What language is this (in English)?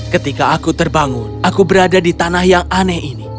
Indonesian